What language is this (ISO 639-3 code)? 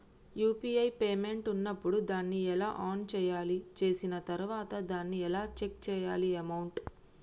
tel